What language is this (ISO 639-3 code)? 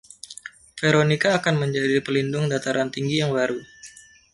ind